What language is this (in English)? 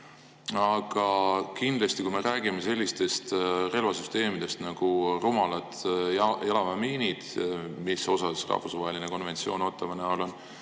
Estonian